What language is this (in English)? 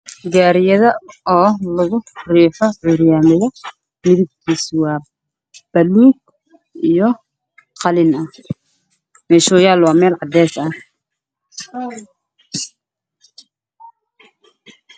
Somali